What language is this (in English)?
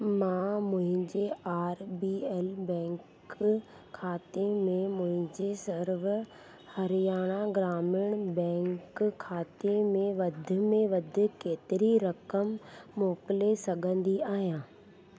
Sindhi